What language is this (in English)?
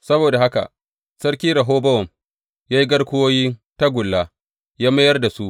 Hausa